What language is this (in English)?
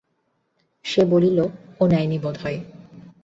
Bangla